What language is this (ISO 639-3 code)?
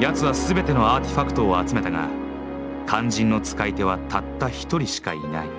jpn